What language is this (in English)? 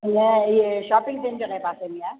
Sindhi